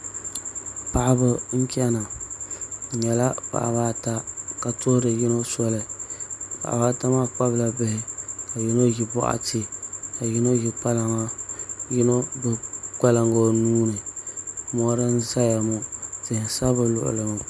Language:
Dagbani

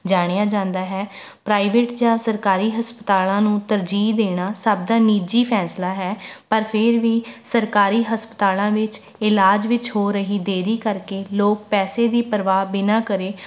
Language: Punjabi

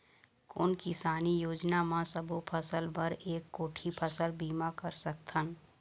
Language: Chhattisgarhi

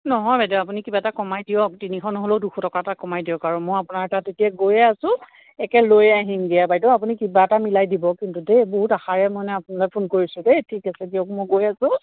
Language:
Assamese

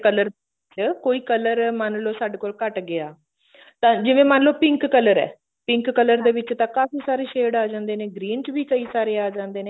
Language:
Punjabi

